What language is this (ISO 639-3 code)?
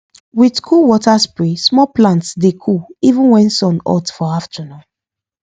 pcm